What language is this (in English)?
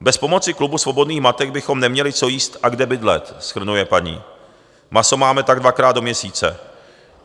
Czech